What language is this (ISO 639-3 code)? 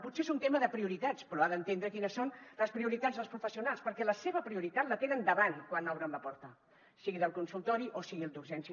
cat